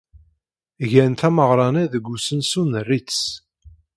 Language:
Kabyle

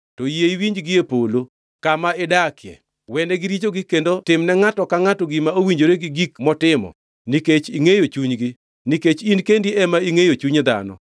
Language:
Luo (Kenya and Tanzania)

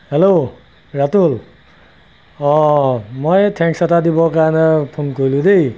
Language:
Assamese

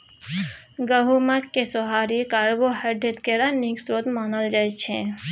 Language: Maithili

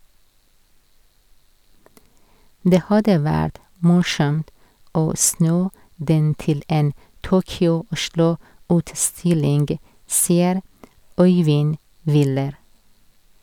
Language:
Norwegian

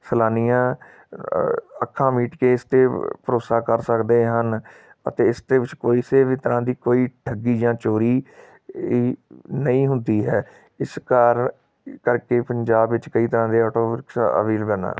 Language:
Punjabi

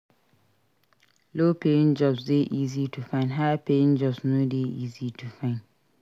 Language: Nigerian Pidgin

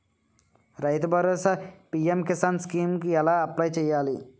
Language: Telugu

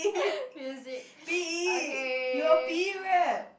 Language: English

